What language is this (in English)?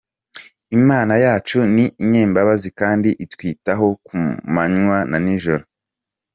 Kinyarwanda